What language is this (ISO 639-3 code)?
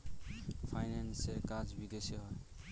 ben